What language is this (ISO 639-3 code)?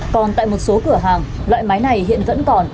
vie